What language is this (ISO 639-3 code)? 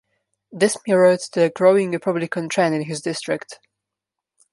eng